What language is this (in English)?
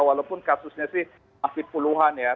Indonesian